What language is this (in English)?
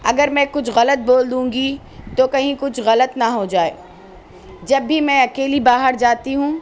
Urdu